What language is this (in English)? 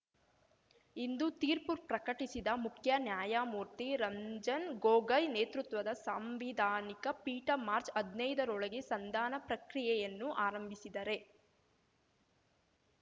Kannada